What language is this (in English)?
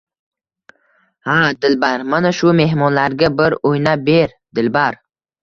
Uzbek